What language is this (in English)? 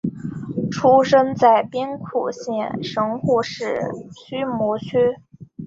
Chinese